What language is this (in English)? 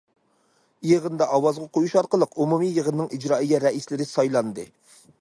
Uyghur